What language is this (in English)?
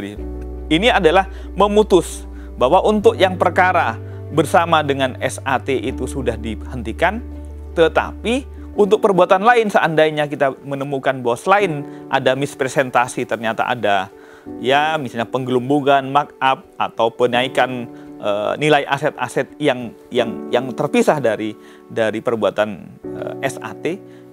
Indonesian